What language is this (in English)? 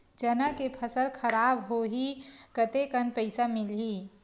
Chhattisgarhi